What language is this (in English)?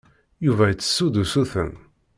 Kabyle